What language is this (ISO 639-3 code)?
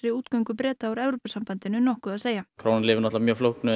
isl